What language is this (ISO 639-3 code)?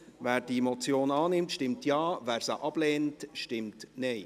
gsw